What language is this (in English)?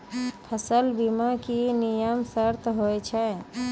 Maithili